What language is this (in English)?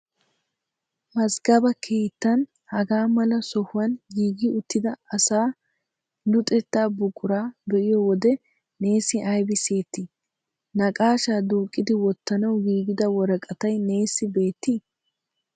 Wolaytta